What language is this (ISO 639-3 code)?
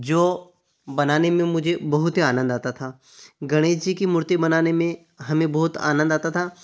hin